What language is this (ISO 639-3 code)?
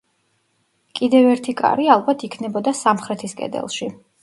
kat